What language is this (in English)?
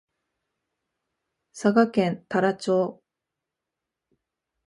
Japanese